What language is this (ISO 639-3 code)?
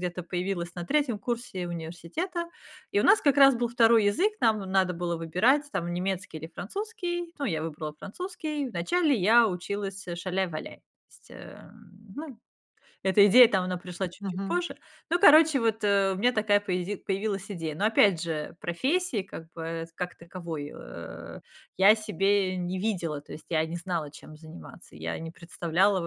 rus